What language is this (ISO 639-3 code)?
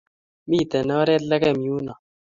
kln